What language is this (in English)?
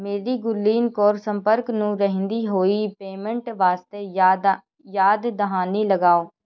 Punjabi